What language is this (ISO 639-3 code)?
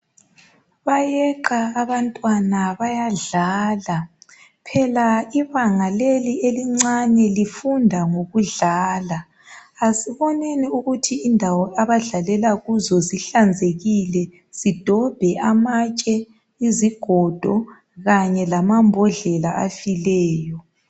nde